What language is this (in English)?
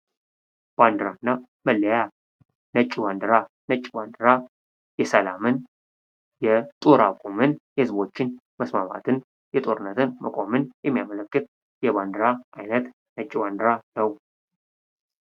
Amharic